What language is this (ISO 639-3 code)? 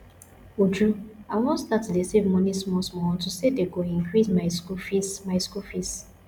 pcm